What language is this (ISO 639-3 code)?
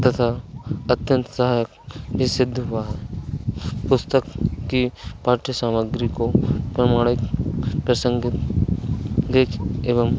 hin